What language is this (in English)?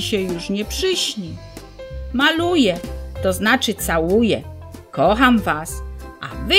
Polish